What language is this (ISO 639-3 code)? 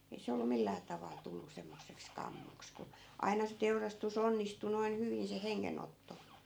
fin